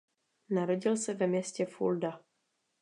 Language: Czech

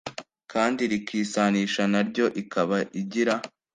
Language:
Kinyarwanda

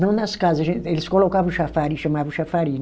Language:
Portuguese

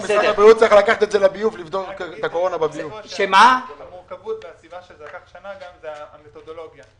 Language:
Hebrew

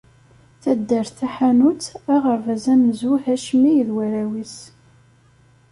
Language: Kabyle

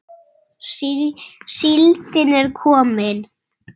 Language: Icelandic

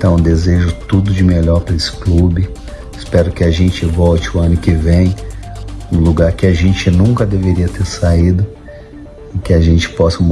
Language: Portuguese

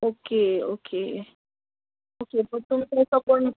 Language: Konkani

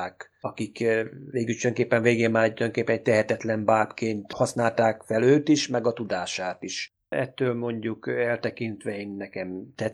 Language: Hungarian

